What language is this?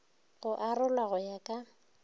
Northern Sotho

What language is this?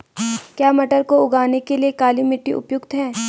Hindi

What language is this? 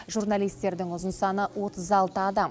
Kazakh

